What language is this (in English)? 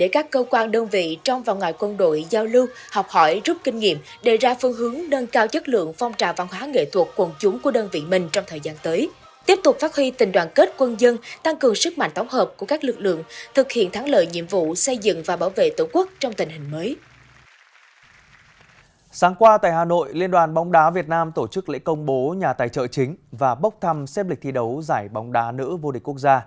Vietnamese